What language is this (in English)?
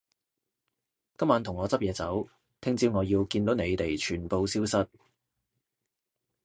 Cantonese